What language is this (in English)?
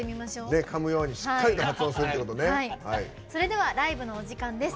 Japanese